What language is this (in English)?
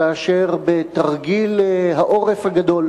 Hebrew